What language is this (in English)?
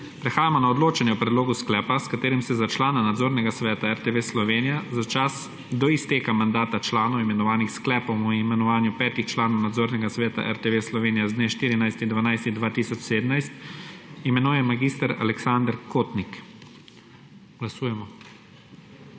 Slovenian